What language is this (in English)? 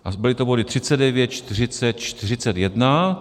Czech